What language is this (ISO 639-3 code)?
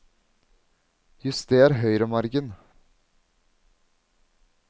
nor